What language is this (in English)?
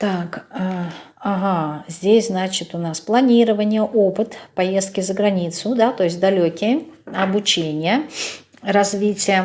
Russian